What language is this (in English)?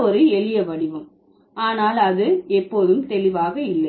Tamil